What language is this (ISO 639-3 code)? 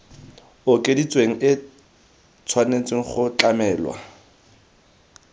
tsn